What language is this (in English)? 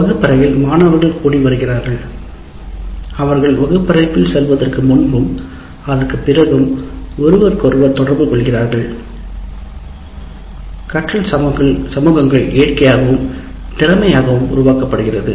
Tamil